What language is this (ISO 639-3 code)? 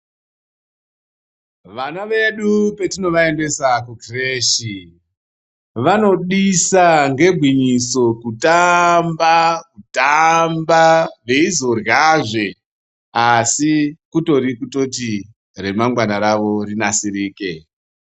ndc